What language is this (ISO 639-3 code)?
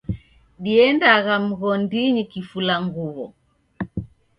dav